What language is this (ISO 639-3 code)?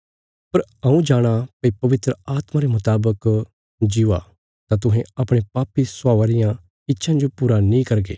kfs